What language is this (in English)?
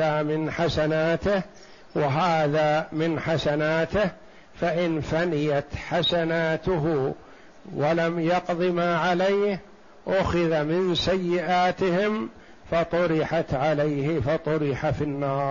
Arabic